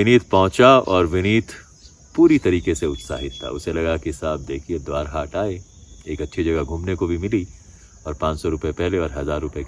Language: Hindi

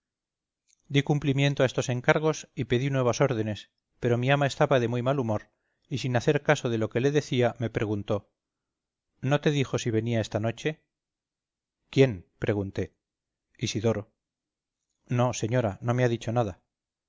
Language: Spanish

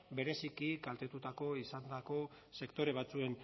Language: Basque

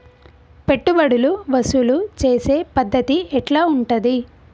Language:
Telugu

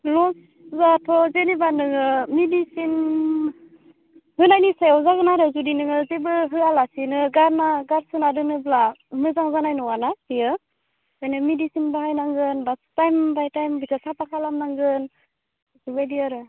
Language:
Bodo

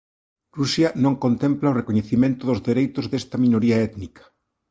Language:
Galician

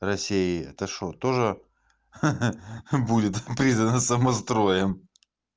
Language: Russian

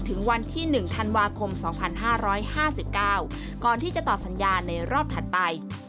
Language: Thai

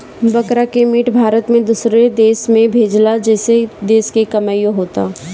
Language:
Bhojpuri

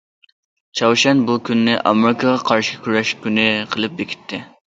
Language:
Uyghur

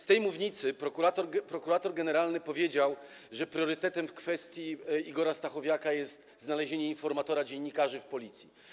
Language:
Polish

